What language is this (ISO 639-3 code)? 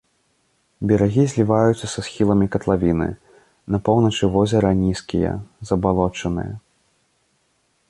bel